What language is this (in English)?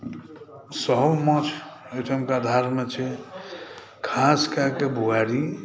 Maithili